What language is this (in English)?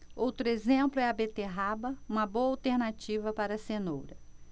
Portuguese